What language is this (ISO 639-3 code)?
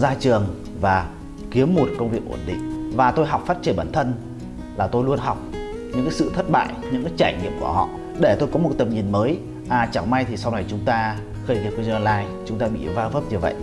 vie